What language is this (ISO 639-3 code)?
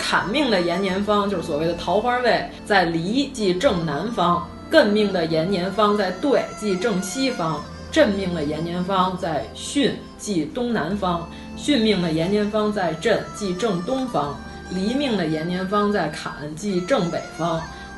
zho